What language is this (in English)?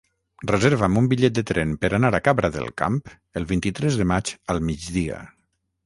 Catalan